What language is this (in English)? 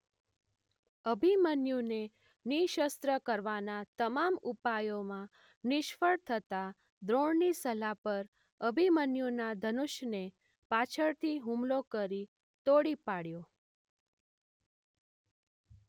Gujarati